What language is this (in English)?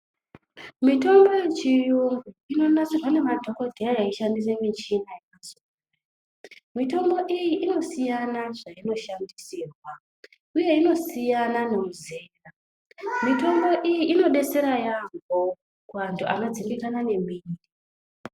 Ndau